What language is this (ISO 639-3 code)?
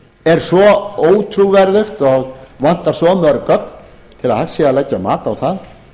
isl